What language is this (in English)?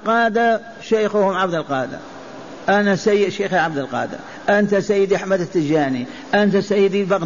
Arabic